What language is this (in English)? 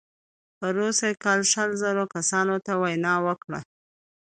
Pashto